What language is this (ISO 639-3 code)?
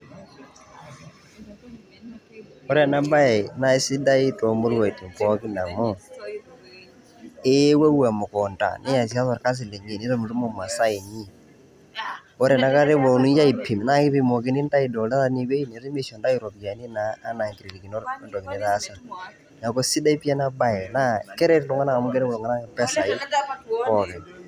mas